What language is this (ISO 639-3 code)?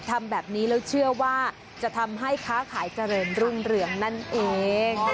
tha